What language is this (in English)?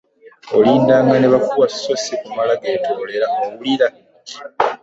Ganda